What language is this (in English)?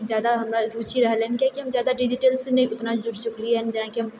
Maithili